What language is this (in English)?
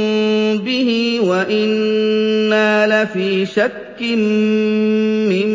Arabic